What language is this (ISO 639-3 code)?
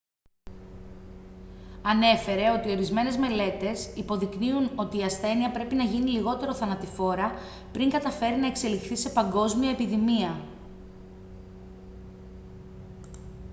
ell